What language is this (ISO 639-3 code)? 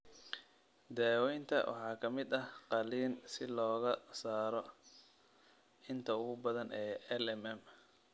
som